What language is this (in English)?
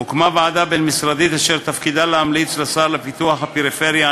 Hebrew